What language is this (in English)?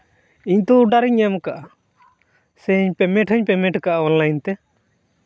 Santali